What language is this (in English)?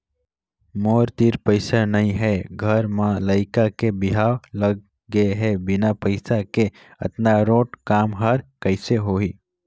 Chhattisgarhi